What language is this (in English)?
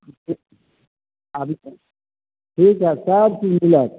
Maithili